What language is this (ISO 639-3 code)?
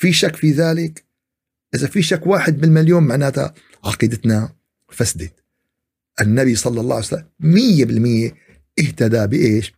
ara